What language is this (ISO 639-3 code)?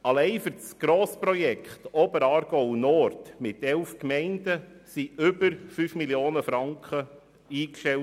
gsw